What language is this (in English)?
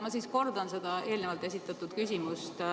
Estonian